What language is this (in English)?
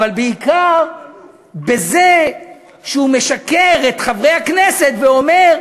Hebrew